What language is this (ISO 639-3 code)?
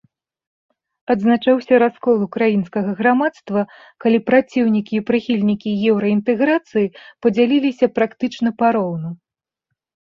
bel